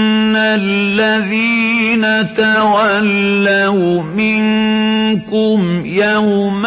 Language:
Arabic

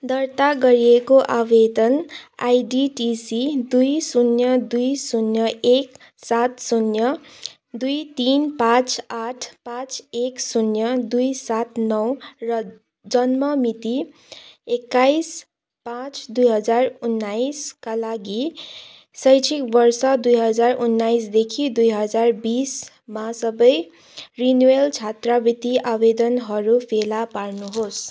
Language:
Nepali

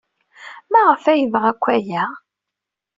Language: Kabyle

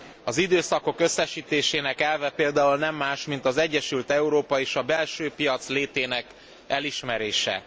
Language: Hungarian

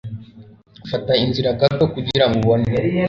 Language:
Kinyarwanda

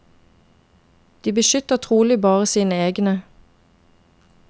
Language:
Norwegian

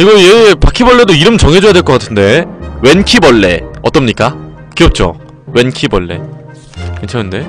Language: Korean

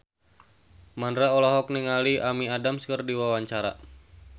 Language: Sundanese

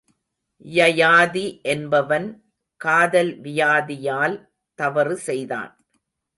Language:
Tamil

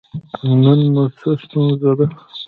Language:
Pashto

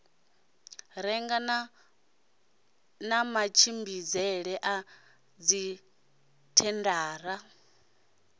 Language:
Venda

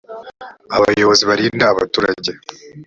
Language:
Kinyarwanda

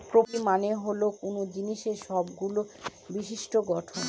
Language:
Bangla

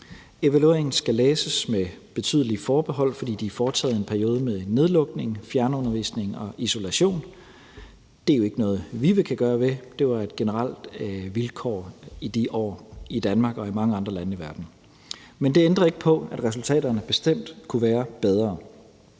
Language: Danish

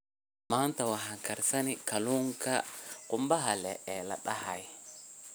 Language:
Somali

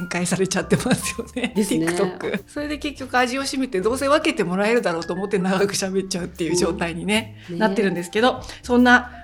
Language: Japanese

